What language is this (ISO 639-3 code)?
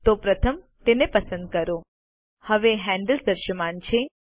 guj